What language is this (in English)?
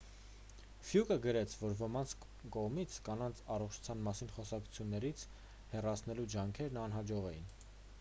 Armenian